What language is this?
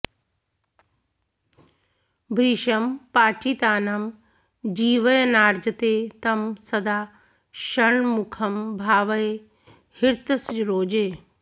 Sanskrit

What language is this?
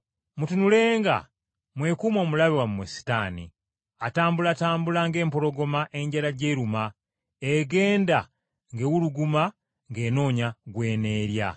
Ganda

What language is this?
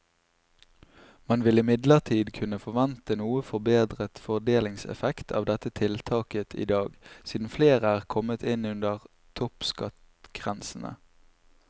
Norwegian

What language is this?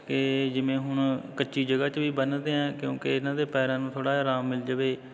Punjabi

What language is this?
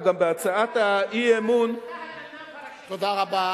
Hebrew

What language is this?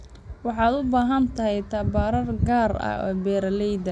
Somali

